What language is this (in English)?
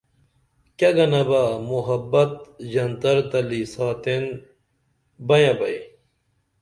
Dameli